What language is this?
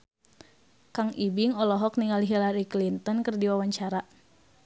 Sundanese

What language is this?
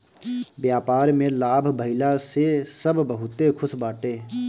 Bhojpuri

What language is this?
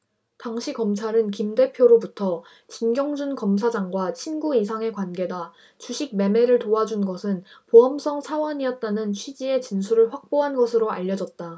Korean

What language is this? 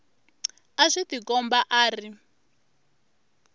Tsonga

